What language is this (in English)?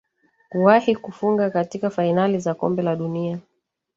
Swahili